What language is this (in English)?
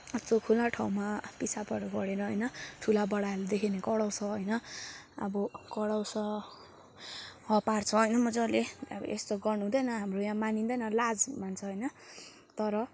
Nepali